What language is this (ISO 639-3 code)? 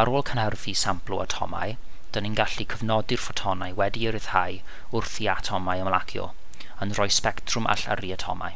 cym